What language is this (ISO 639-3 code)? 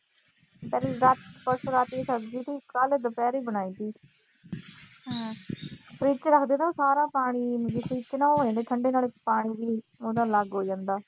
pan